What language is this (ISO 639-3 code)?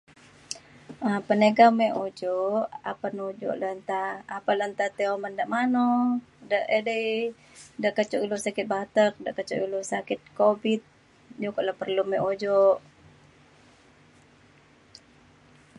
xkl